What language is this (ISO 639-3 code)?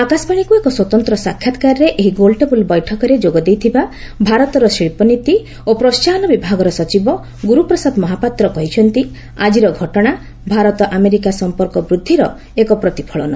ori